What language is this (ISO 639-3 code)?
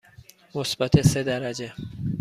fas